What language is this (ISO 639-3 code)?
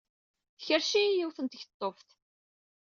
kab